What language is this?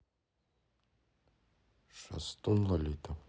Russian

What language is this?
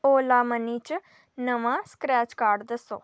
Dogri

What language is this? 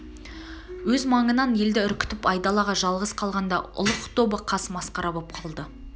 Kazakh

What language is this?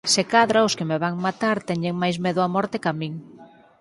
Galician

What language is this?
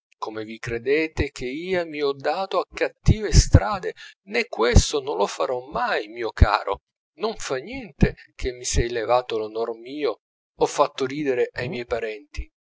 Italian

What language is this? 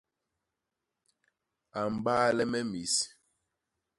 Basaa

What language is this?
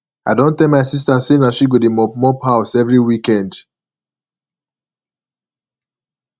Nigerian Pidgin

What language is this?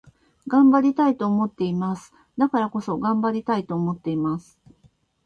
Japanese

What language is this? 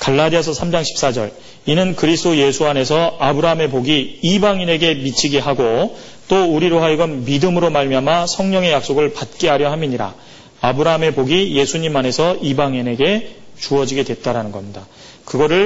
Korean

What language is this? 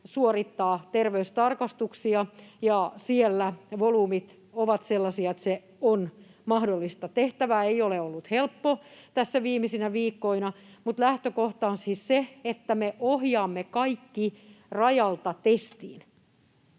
Finnish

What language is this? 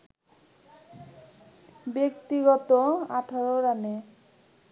Bangla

